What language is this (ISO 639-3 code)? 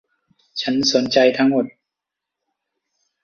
tha